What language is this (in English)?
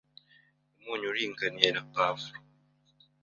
Kinyarwanda